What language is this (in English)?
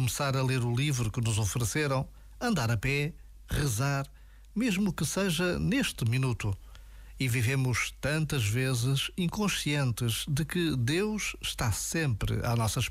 Portuguese